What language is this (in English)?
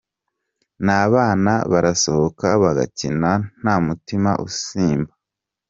Kinyarwanda